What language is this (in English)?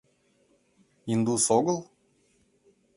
Mari